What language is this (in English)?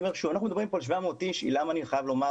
Hebrew